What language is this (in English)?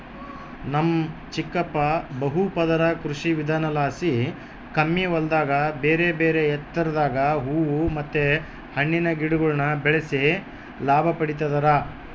Kannada